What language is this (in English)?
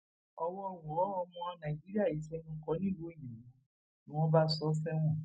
Yoruba